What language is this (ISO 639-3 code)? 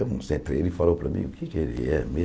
por